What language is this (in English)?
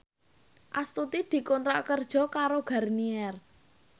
Javanese